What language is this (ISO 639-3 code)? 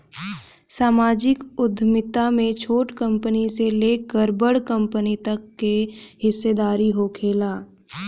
bho